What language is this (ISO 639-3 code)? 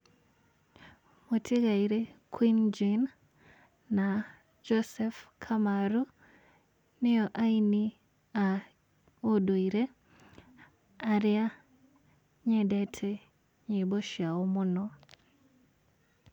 kik